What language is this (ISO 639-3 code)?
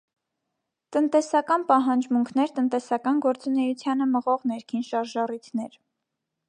hye